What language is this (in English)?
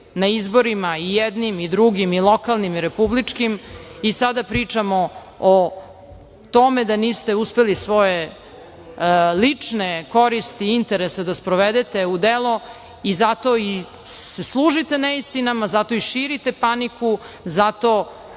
Serbian